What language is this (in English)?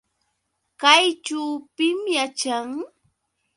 Yauyos Quechua